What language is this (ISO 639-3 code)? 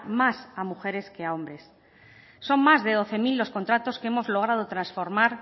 spa